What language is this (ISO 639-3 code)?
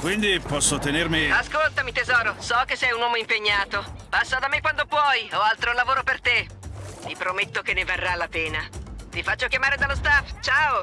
ita